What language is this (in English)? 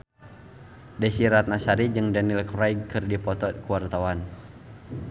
Sundanese